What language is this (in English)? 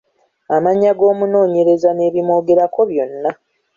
Ganda